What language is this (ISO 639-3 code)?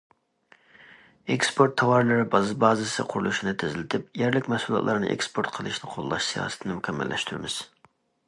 uig